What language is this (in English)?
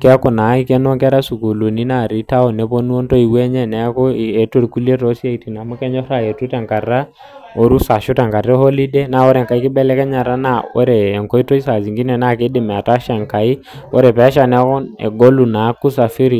Masai